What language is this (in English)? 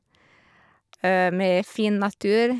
Norwegian